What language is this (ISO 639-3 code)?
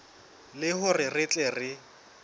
sot